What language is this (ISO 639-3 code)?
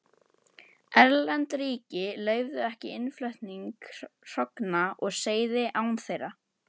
isl